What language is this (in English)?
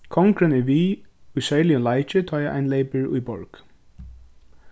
Faroese